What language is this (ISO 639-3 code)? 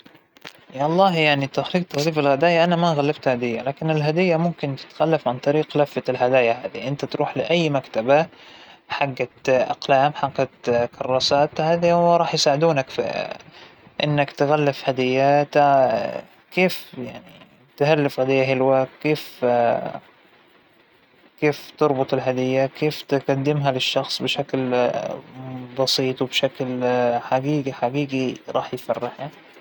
acw